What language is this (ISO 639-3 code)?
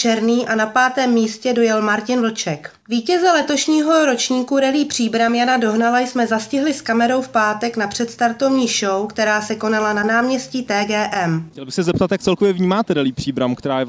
ces